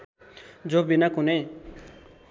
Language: Nepali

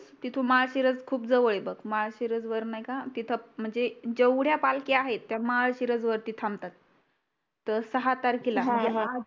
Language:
Marathi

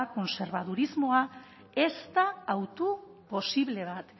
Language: Basque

